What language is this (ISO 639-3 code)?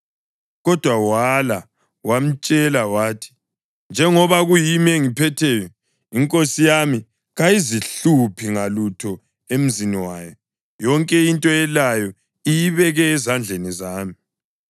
nde